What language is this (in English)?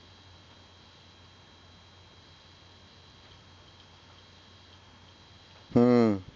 Bangla